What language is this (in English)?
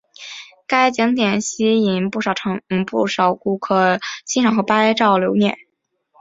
Chinese